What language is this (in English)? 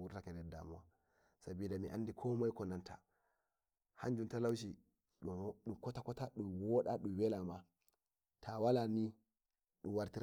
Nigerian Fulfulde